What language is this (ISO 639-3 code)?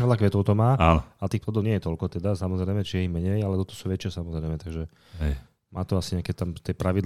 slk